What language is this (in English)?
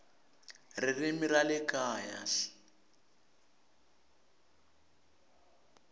Tsonga